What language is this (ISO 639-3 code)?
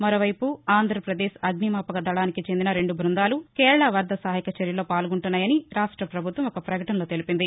tel